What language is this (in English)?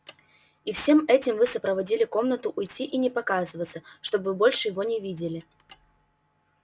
Russian